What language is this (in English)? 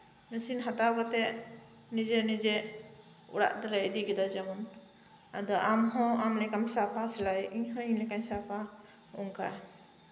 Santali